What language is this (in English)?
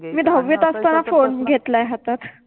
Marathi